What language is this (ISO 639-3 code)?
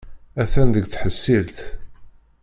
kab